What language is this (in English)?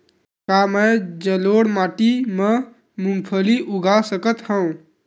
Chhattisgarhi